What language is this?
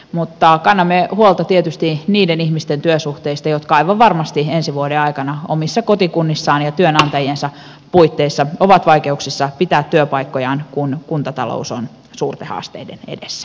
Finnish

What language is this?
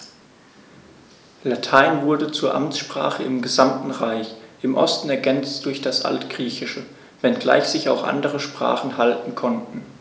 German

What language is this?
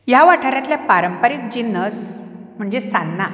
Konkani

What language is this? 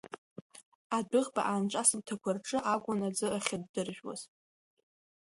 Abkhazian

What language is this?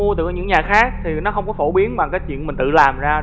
Vietnamese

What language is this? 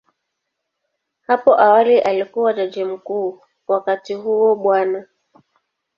Swahili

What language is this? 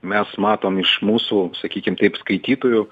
Lithuanian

